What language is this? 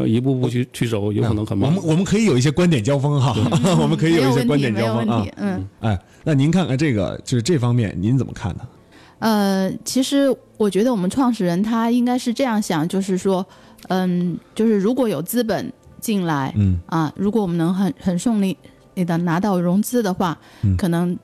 Chinese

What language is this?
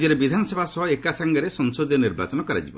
Odia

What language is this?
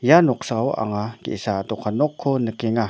Garo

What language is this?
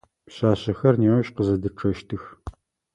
Adyghe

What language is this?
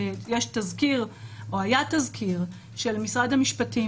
Hebrew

